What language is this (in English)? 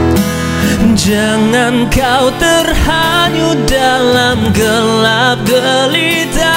Malay